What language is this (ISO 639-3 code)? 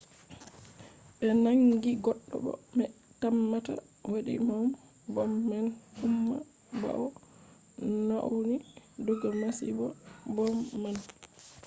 ful